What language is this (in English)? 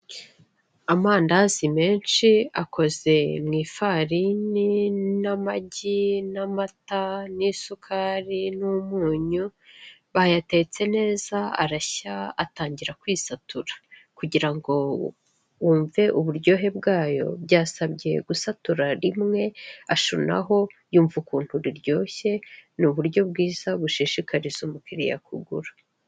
Kinyarwanda